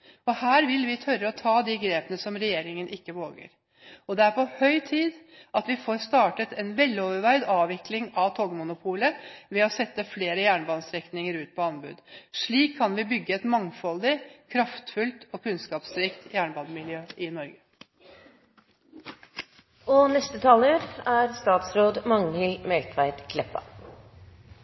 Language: Norwegian Bokmål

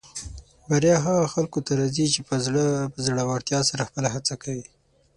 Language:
Pashto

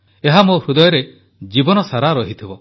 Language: Odia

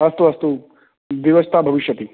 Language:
Sanskrit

